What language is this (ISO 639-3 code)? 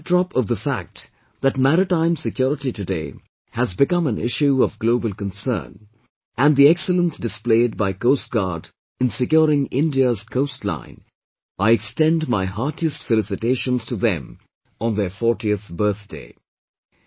eng